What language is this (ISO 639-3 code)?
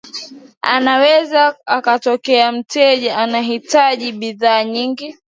swa